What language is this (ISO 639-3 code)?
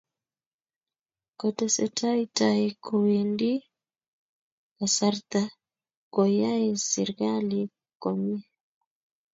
kln